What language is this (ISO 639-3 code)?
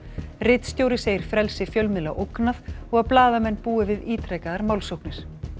isl